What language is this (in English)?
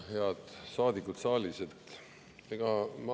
Estonian